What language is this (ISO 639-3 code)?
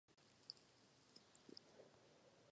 ces